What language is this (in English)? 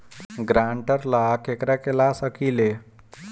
Bhojpuri